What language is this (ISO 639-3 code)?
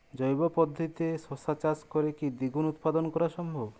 ben